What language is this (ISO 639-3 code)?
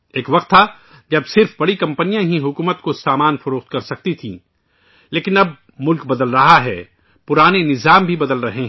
urd